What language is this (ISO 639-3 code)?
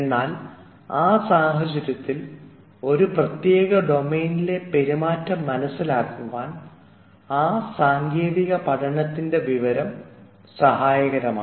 mal